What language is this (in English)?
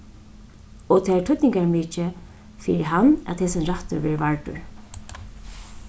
Faroese